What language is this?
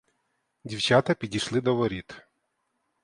Ukrainian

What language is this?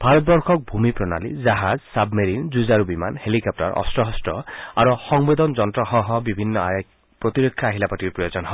Assamese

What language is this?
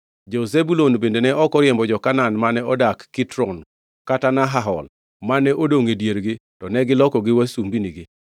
Luo (Kenya and Tanzania)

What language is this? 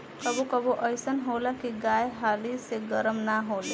Bhojpuri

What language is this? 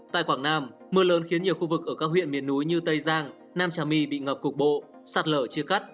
Vietnamese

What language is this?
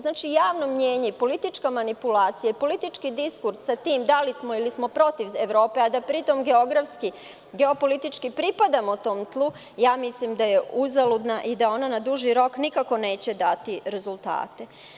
Serbian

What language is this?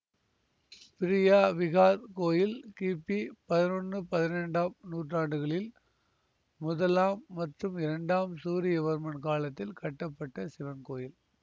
Tamil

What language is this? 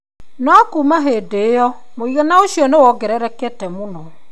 Kikuyu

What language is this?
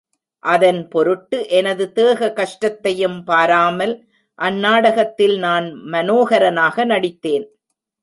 Tamil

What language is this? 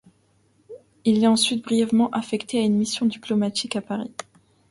French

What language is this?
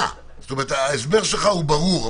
Hebrew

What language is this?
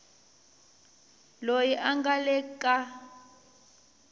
Tsonga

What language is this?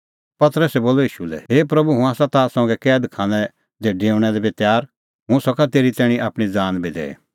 Kullu Pahari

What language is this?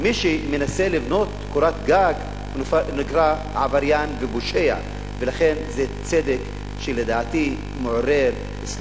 Hebrew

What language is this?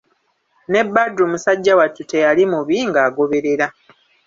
Ganda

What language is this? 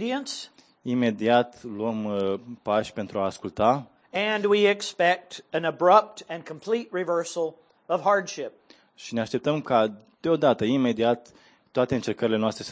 Romanian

